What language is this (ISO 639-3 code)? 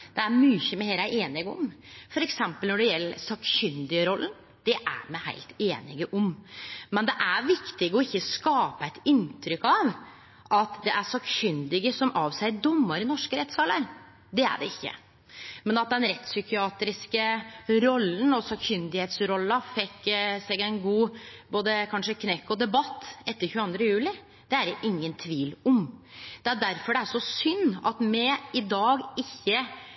nno